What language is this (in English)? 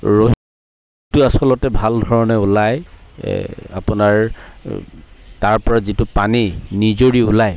Assamese